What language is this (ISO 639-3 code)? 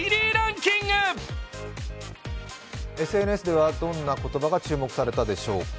jpn